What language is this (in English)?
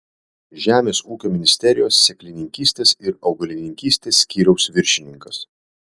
Lithuanian